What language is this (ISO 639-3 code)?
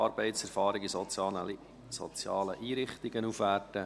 gsw